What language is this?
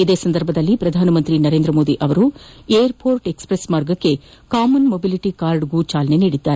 Kannada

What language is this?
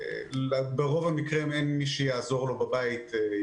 Hebrew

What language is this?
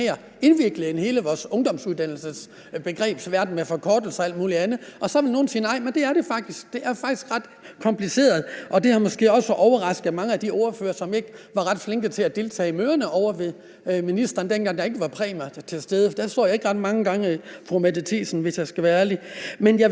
Danish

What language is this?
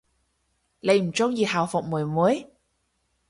Cantonese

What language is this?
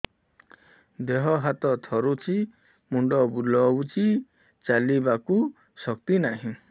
Odia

